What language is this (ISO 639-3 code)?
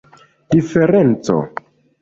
epo